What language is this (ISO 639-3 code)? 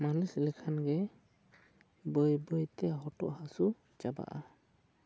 sat